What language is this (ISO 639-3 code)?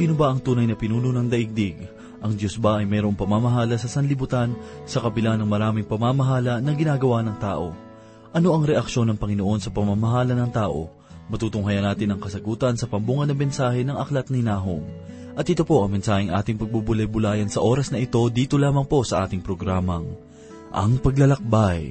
fil